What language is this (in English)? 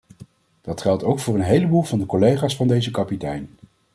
Dutch